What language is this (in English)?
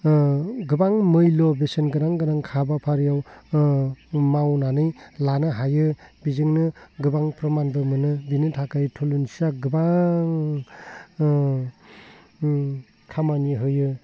Bodo